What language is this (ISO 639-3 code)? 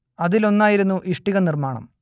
mal